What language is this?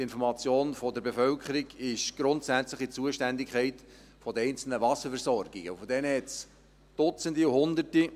Swiss German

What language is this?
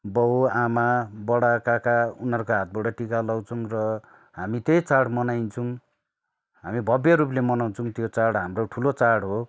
Nepali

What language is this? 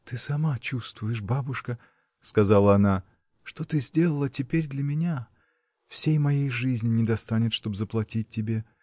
Russian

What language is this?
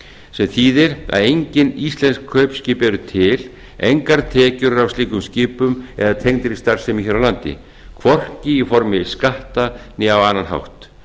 Icelandic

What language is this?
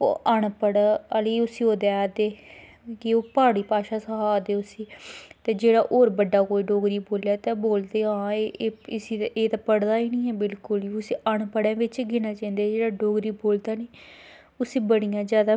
Dogri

